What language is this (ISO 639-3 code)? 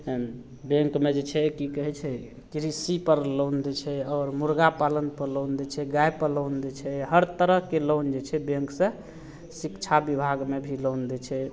mai